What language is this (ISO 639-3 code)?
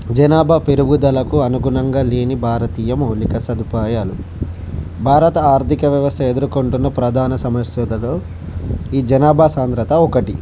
tel